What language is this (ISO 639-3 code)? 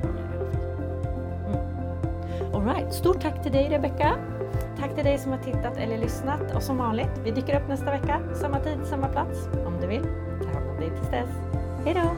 swe